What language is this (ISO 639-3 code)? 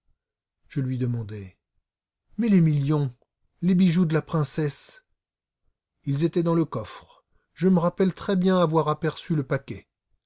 fra